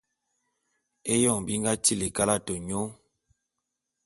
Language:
Bulu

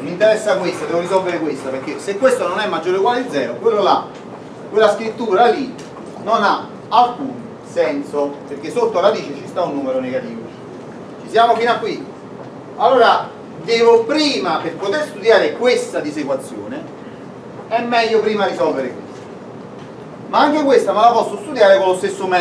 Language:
Italian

